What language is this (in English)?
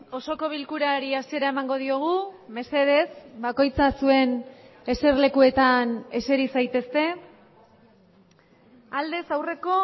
Basque